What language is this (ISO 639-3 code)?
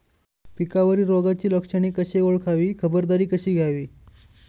mar